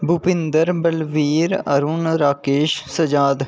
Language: Dogri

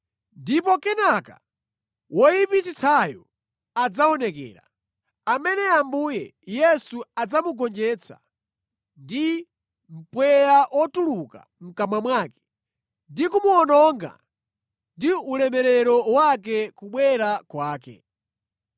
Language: Nyanja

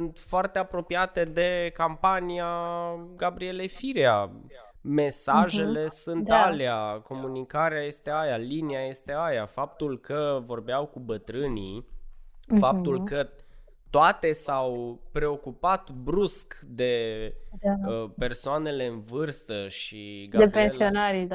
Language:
Romanian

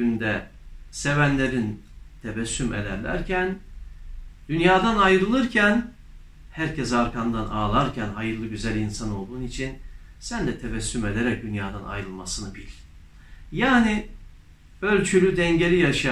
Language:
Turkish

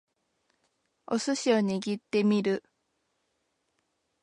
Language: Japanese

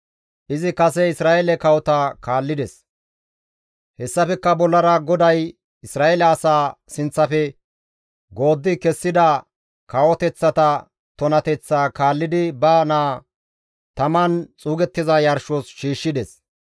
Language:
Gamo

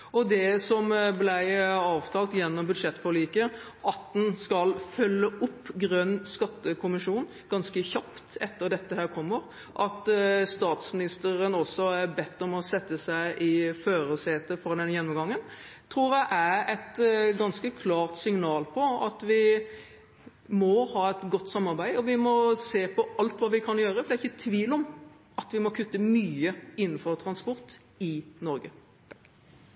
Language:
Norwegian Bokmål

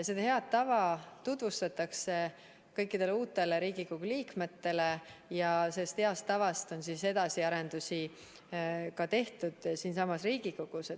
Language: Estonian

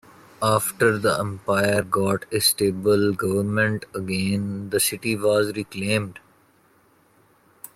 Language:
English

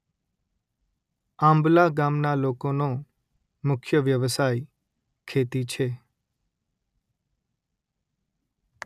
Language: Gujarati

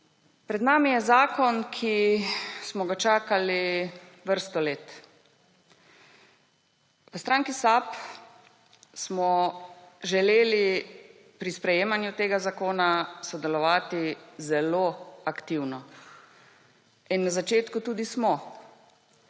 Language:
Slovenian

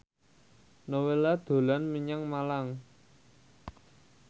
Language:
Javanese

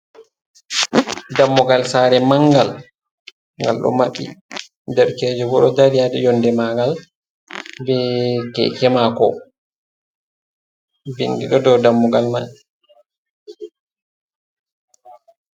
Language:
Fula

